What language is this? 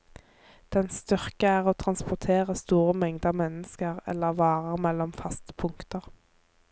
Norwegian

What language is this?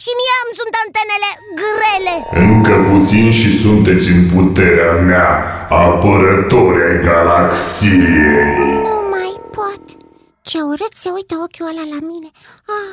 Romanian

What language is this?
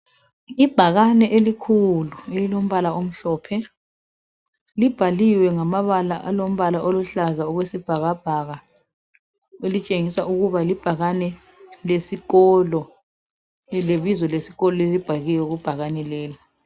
North Ndebele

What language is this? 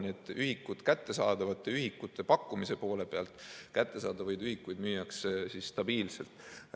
Estonian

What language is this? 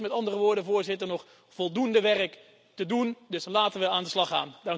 Dutch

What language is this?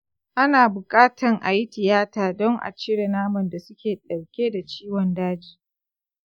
Hausa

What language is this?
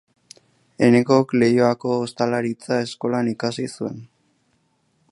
Basque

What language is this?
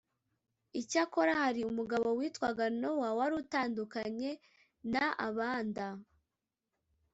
Kinyarwanda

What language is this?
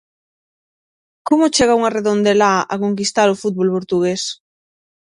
Galician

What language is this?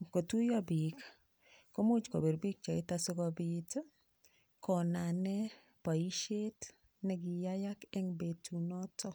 Kalenjin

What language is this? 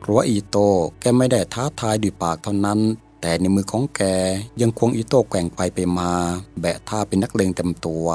Thai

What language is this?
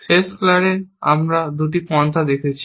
Bangla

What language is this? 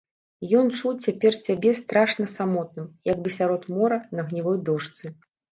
Belarusian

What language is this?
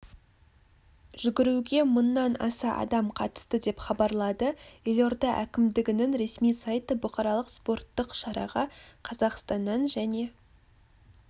Kazakh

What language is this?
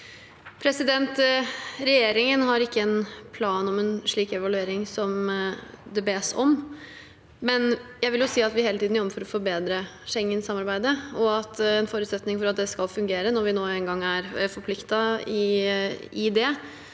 Norwegian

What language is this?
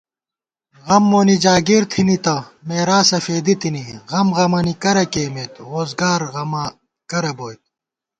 Gawar-Bati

